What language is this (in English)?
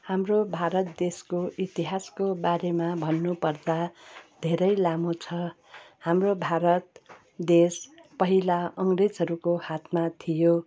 Nepali